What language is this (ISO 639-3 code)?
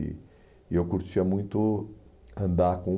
por